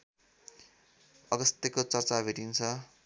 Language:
Nepali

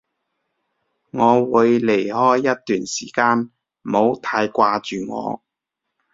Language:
Cantonese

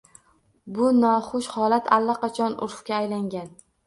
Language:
Uzbek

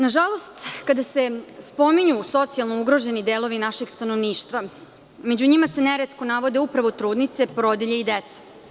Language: Serbian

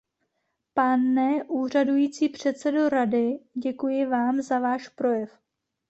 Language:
Czech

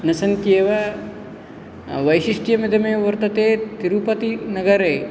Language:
Sanskrit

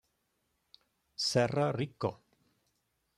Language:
Italian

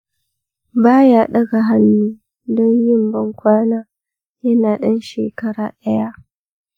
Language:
Hausa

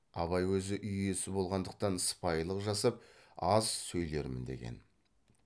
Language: Kazakh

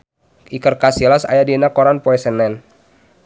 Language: Sundanese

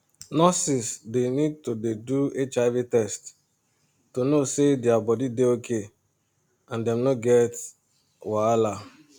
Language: Nigerian Pidgin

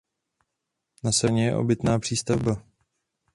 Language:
Czech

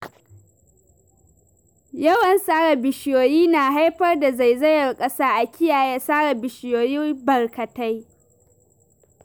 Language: Hausa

